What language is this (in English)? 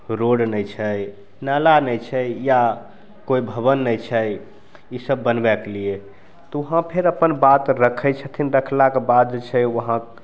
Maithili